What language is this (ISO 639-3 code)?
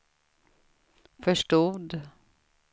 swe